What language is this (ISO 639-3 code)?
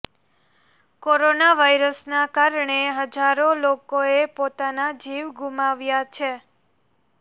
guj